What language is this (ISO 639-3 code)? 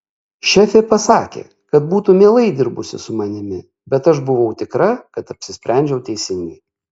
lit